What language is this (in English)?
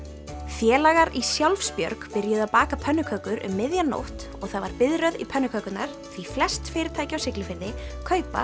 Icelandic